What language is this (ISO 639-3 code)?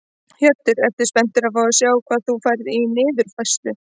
isl